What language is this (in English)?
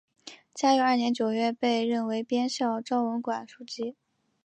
Chinese